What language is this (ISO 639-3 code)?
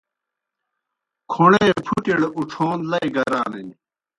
plk